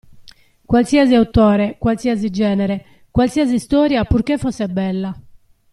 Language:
Italian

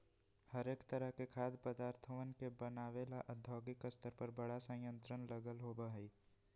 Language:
Magahi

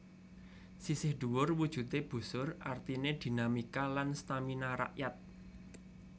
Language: Javanese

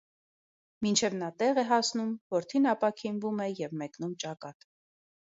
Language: Armenian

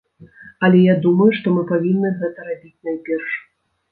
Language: Belarusian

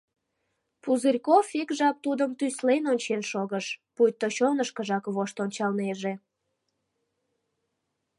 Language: Mari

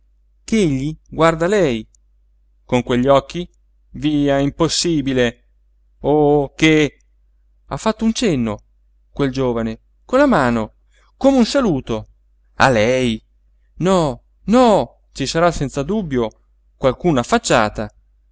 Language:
Italian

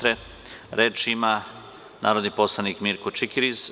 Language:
Serbian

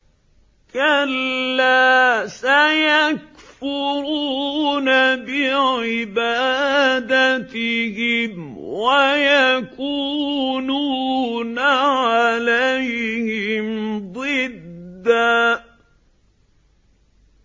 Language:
Arabic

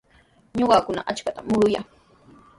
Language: Sihuas Ancash Quechua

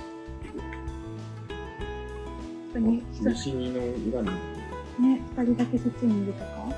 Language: Japanese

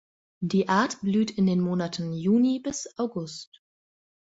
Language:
German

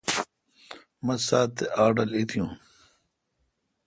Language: Kalkoti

